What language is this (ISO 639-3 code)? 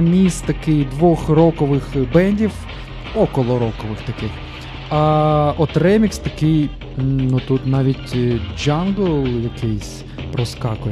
ukr